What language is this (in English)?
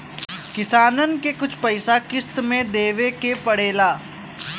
Bhojpuri